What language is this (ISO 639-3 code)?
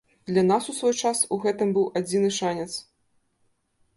bel